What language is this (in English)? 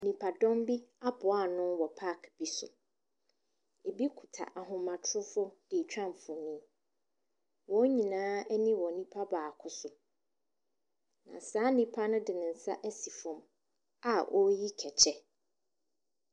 Akan